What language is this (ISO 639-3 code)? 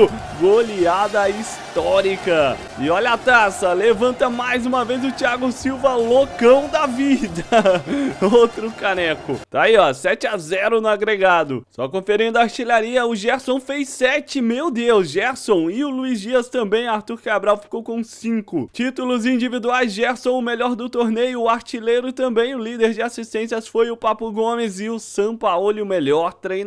por